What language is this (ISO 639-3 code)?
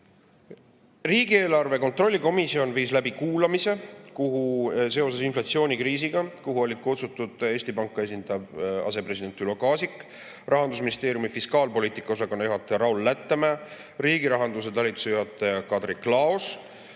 est